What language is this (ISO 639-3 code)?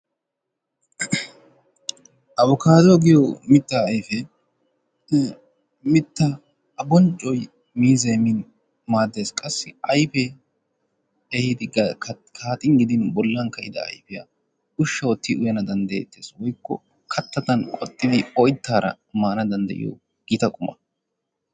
wal